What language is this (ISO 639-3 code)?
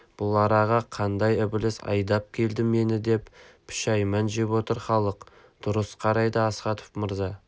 kaz